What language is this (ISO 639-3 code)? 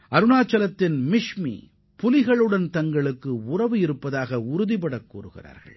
tam